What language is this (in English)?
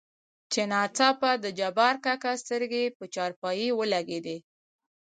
Pashto